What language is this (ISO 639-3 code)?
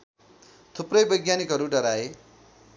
nep